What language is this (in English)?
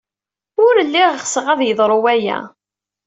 Kabyle